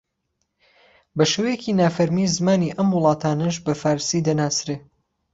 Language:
Central Kurdish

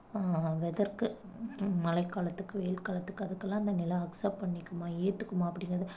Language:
Tamil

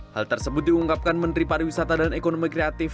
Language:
Indonesian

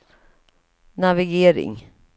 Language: Swedish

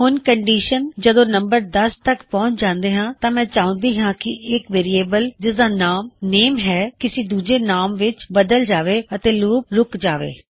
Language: Punjabi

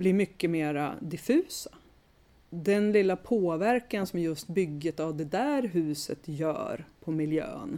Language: Swedish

